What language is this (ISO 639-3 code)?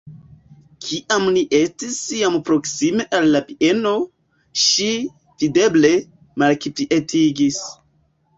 epo